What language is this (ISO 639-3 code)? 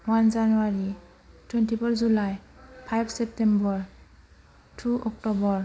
brx